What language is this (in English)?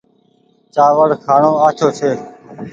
Goaria